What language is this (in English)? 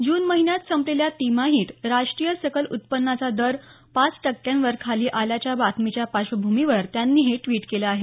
Marathi